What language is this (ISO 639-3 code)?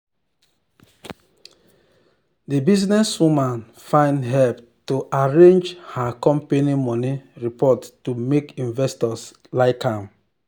pcm